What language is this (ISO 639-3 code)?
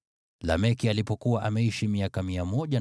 swa